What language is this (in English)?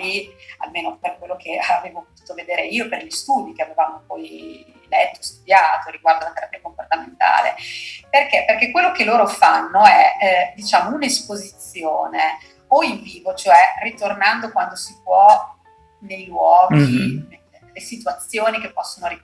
Italian